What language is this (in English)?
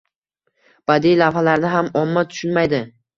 Uzbek